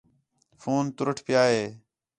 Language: Khetrani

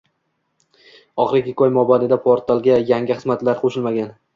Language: Uzbek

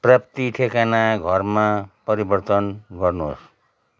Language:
Nepali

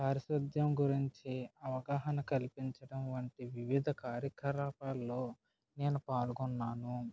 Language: Telugu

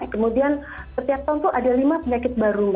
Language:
Indonesian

